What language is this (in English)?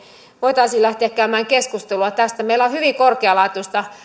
Finnish